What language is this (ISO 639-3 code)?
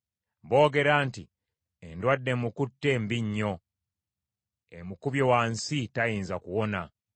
lug